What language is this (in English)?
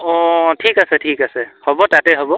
Assamese